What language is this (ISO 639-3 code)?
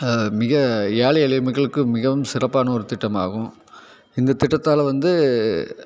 tam